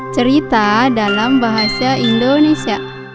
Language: Indonesian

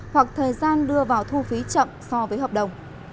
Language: Vietnamese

